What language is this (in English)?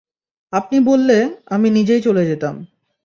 Bangla